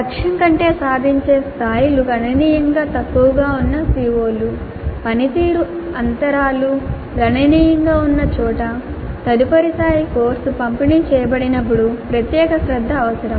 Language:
Telugu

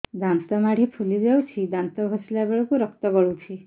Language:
Odia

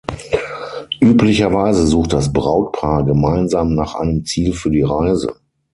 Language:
German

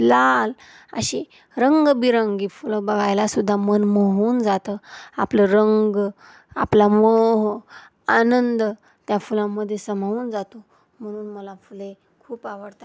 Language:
Marathi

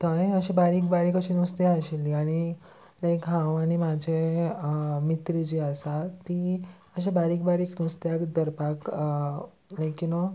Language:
Konkani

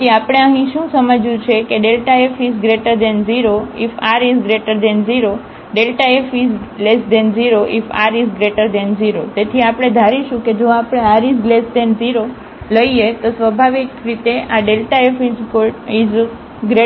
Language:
Gujarati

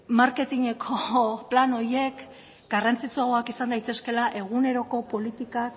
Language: Basque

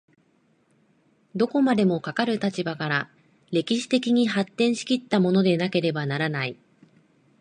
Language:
Japanese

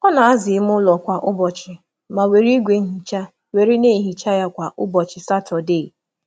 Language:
Igbo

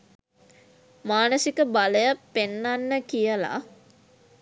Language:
Sinhala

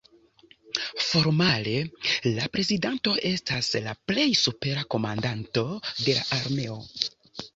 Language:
Esperanto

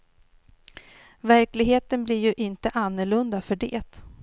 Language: Swedish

